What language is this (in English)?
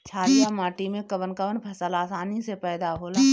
Bhojpuri